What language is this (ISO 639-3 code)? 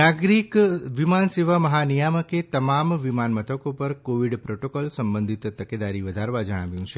guj